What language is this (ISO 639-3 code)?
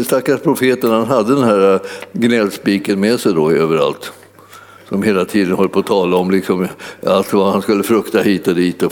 swe